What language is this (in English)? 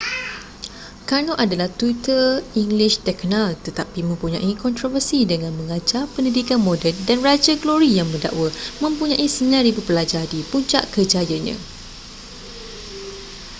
Malay